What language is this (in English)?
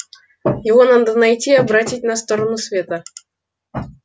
Russian